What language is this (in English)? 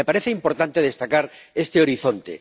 Spanish